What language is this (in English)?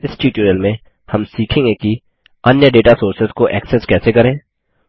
Hindi